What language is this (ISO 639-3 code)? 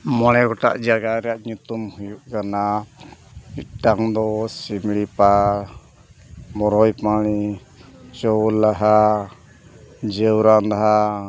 sat